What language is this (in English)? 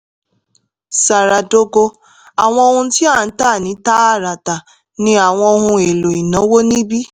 Yoruba